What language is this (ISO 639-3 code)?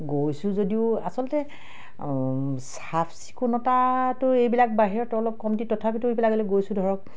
asm